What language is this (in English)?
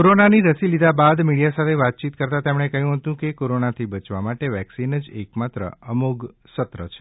Gujarati